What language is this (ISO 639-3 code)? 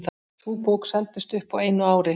isl